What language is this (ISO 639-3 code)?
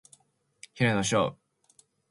jpn